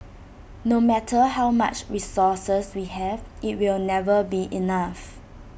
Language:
English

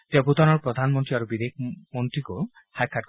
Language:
Assamese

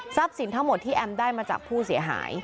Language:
Thai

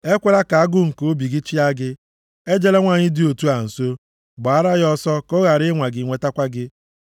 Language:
Igbo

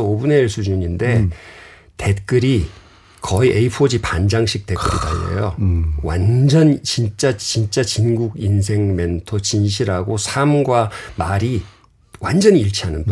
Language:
Korean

